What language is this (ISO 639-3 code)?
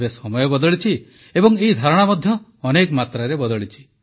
ori